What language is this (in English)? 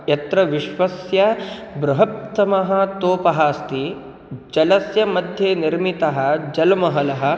Sanskrit